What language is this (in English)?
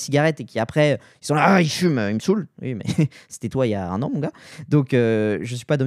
French